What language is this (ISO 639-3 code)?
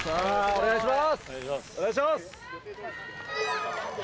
jpn